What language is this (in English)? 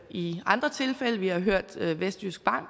Danish